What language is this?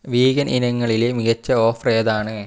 Malayalam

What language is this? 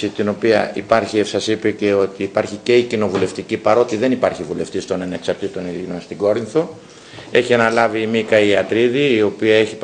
Greek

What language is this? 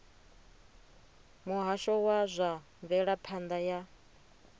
Venda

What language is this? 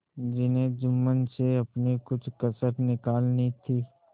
Hindi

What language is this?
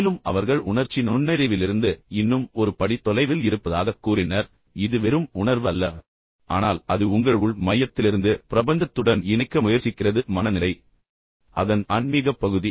Tamil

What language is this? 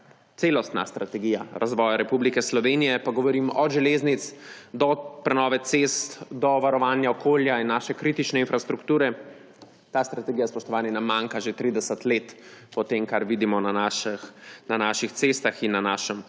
Slovenian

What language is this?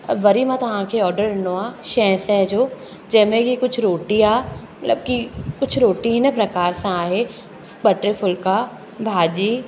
Sindhi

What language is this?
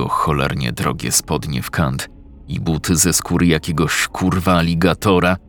Polish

